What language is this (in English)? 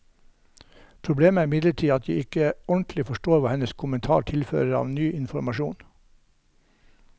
Norwegian